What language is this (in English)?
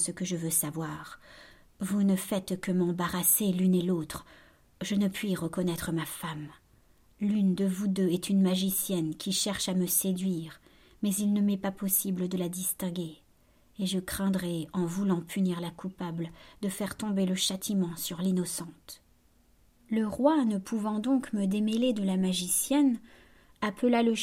French